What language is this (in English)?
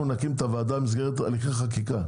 Hebrew